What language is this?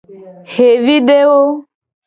Gen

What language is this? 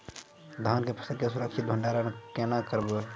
Maithili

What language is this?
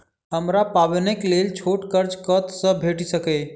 Maithili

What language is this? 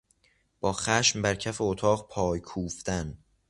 Persian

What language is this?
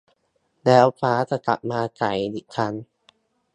Thai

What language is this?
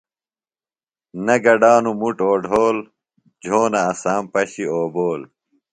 Phalura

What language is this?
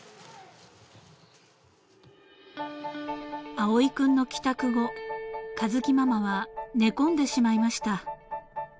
Japanese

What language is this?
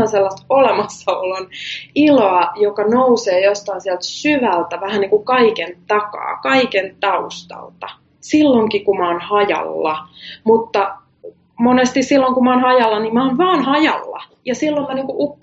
Finnish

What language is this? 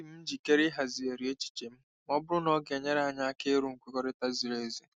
Igbo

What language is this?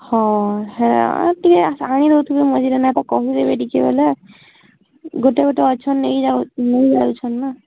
Odia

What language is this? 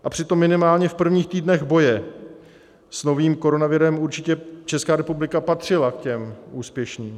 Czech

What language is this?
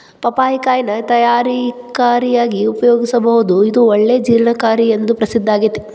Kannada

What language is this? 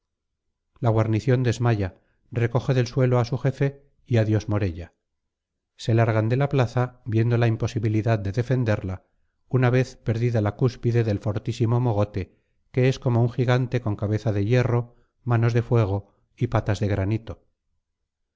Spanish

